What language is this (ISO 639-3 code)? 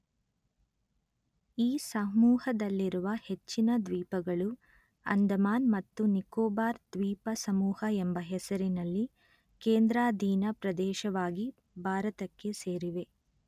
kan